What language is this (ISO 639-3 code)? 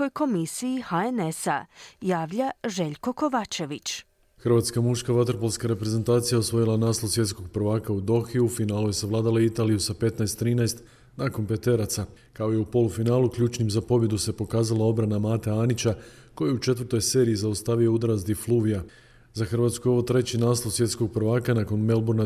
hrv